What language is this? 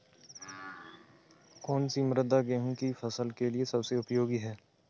Hindi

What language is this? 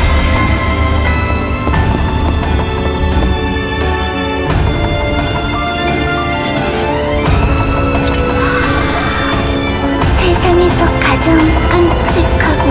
Korean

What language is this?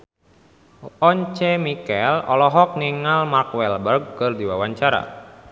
Sundanese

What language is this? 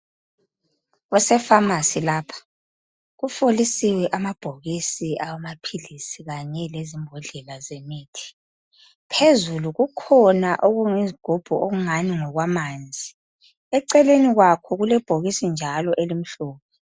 North Ndebele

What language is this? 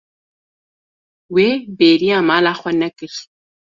Kurdish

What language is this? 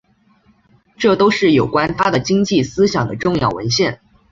Chinese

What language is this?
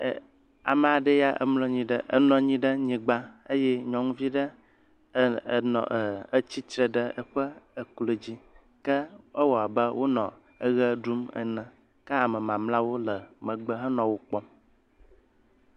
Ewe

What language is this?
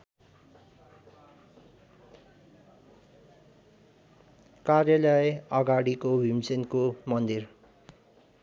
Nepali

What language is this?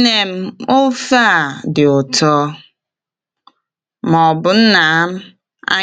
Igbo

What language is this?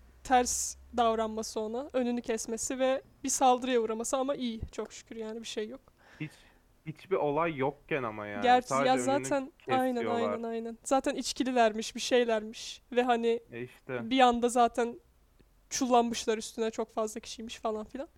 Turkish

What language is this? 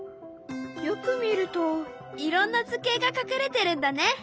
Japanese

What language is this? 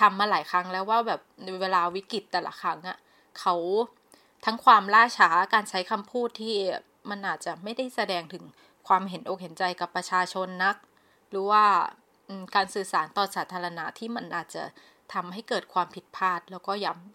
Thai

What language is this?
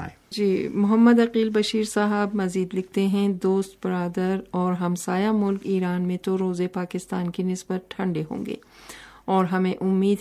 Urdu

